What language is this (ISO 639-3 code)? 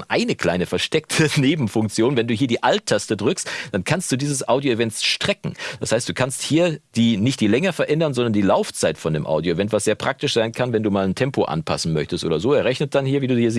deu